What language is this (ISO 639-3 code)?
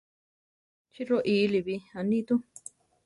tar